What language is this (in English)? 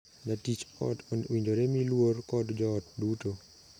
Luo (Kenya and Tanzania)